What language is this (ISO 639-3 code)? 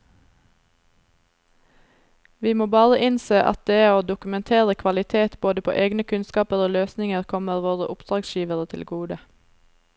nor